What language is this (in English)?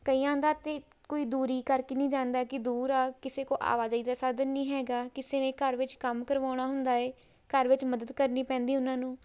Punjabi